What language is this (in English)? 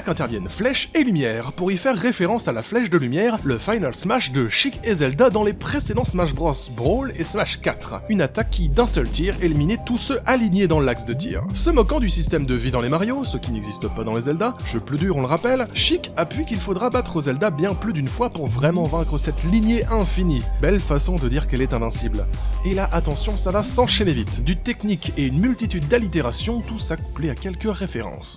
French